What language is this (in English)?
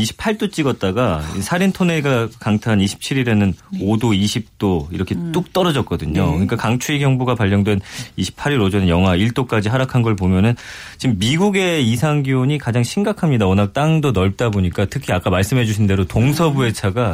Korean